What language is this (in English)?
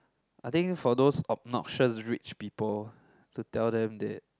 English